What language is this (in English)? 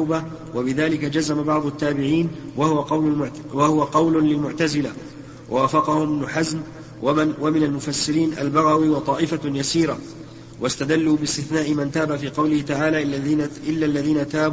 Arabic